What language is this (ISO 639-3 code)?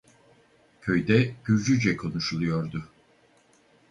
tur